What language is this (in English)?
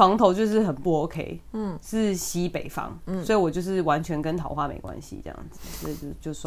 Chinese